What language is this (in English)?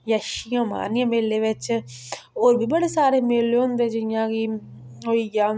Dogri